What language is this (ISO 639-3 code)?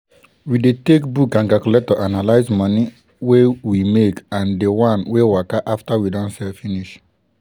pcm